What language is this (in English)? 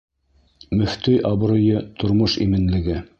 Bashkir